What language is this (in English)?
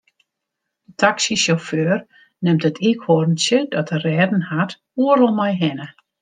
Western Frisian